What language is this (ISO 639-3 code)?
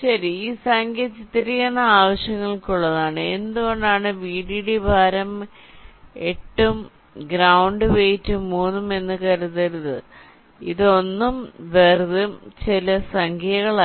mal